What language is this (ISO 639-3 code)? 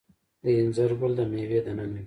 pus